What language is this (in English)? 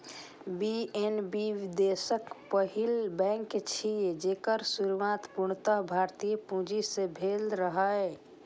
Maithili